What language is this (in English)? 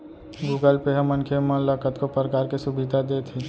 Chhattisgarhi